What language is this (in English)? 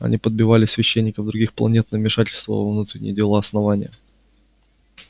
Russian